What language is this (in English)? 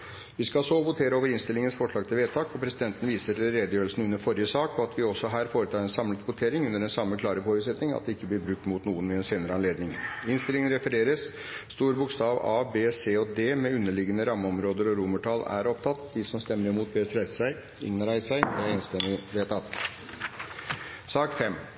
Norwegian Bokmål